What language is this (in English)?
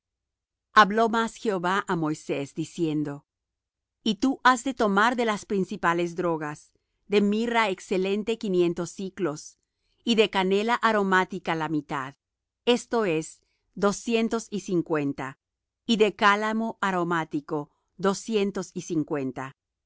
Spanish